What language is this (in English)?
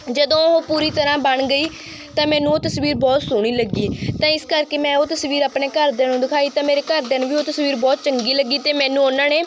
Punjabi